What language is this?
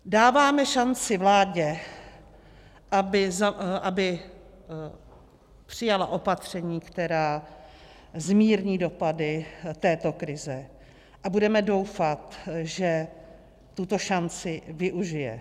Czech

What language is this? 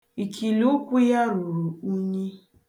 Igbo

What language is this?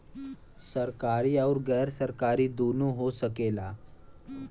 Bhojpuri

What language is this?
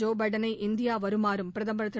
Tamil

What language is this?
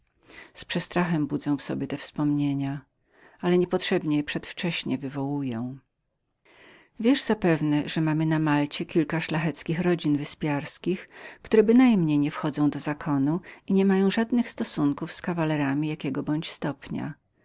Polish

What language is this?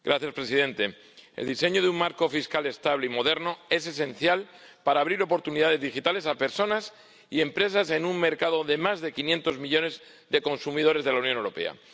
Spanish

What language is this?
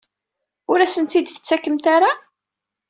Kabyle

